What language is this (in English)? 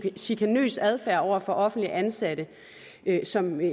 Danish